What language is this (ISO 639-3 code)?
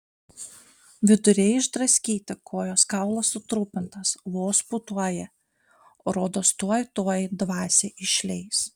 lit